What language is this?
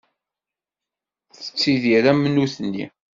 Kabyle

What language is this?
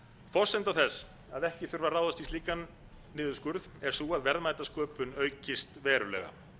Icelandic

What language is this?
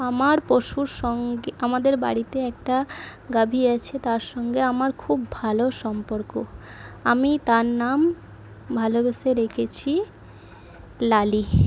Bangla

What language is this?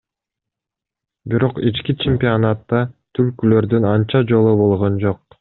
Kyrgyz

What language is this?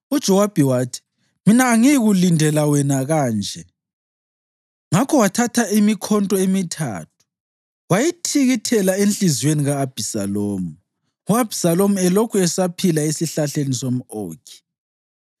North Ndebele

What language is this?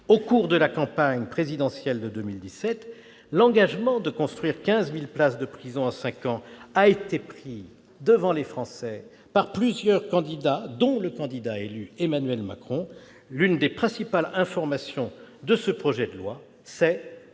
French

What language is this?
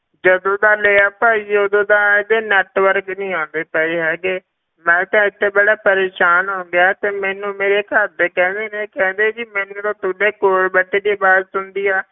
Punjabi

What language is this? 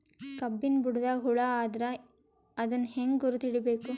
Kannada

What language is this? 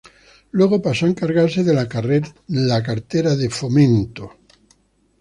Spanish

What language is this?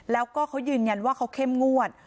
Thai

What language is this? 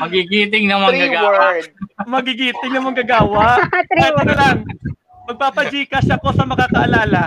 Filipino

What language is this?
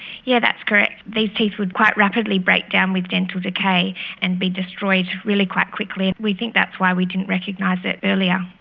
English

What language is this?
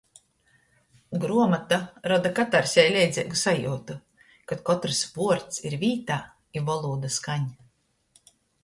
Latgalian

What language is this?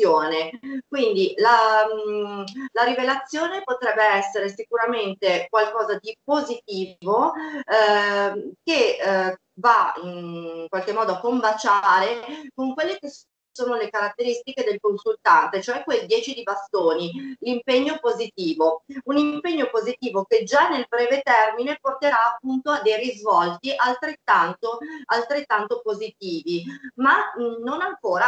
Italian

